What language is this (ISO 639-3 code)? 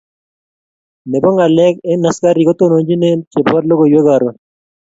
kln